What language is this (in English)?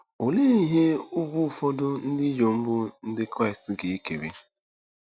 Igbo